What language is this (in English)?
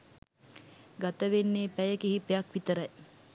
Sinhala